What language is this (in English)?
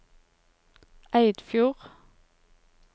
Norwegian